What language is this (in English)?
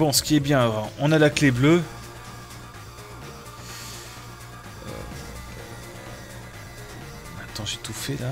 French